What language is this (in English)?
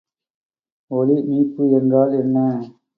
Tamil